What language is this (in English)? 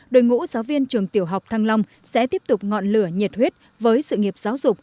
Vietnamese